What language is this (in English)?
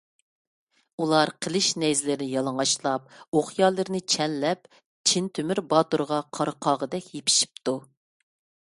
Uyghur